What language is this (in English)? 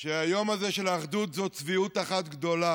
Hebrew